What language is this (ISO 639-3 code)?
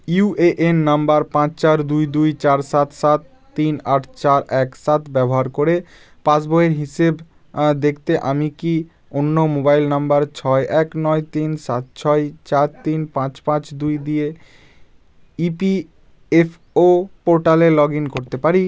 ben